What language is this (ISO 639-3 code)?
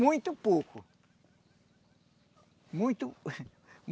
por